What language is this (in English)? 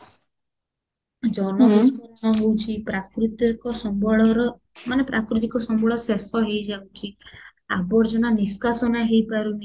Odia